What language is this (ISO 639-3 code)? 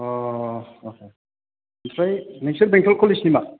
brx